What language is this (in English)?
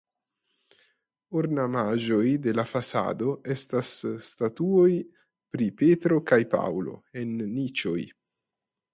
Esperanto